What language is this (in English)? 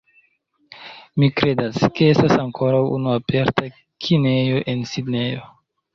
Esperanto